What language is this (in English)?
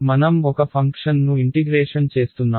Telugu